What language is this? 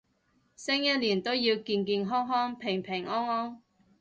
Cantonese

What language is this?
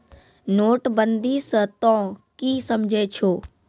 Maithili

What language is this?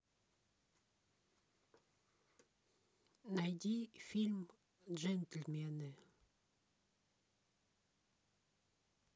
Russian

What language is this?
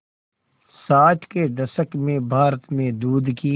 Hindi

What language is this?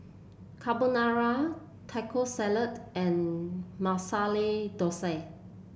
English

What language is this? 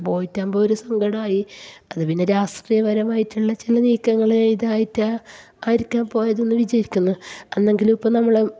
Malayalam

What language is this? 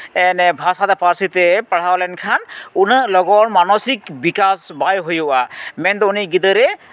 Santali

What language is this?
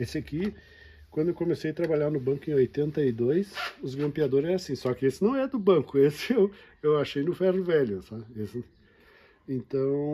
Portuguese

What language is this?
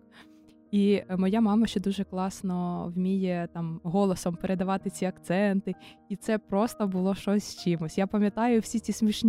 Ukrainian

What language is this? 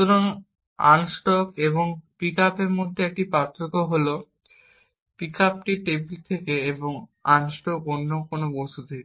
Bangla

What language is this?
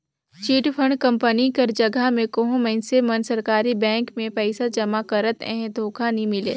Chhattisgarhi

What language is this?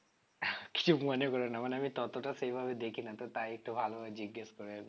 Bangla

